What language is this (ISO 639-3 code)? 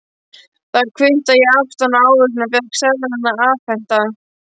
isl